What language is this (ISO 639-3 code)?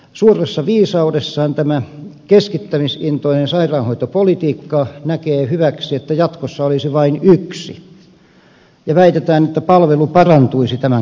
fin